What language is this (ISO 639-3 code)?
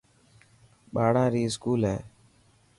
mki